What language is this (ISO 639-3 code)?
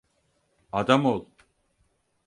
tur